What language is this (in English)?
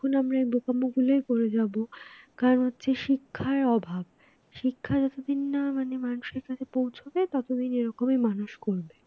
Bangla